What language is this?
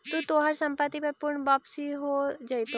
Magahi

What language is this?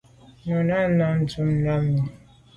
Medumba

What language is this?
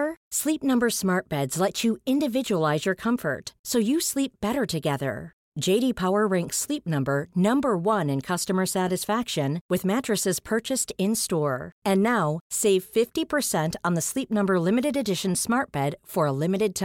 Swedish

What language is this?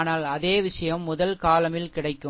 Tamil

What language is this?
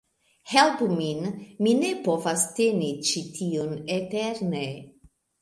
Esperanto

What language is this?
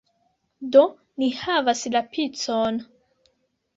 Esperanto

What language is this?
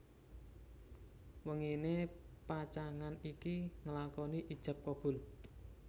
Javanese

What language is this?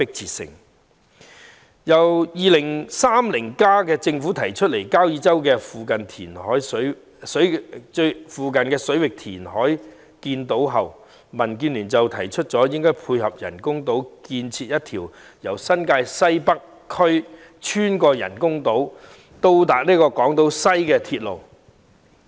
Cantonese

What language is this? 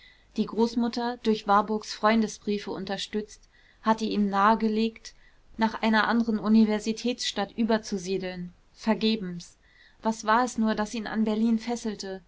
German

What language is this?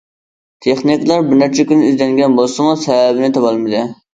Uyghur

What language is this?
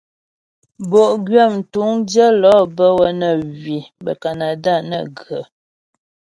Ghomala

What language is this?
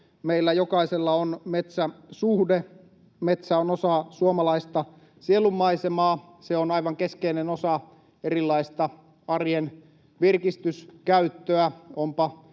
Finnish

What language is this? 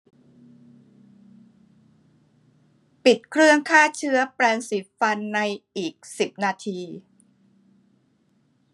Thai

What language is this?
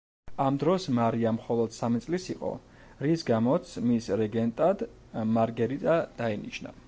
Georgian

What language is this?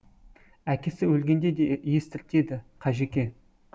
Kazakh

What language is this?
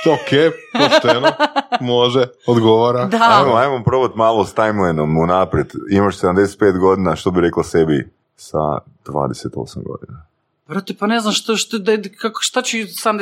Croatian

